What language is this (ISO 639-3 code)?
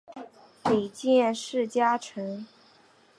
zho